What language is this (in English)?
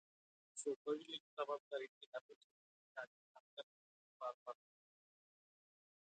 Marathi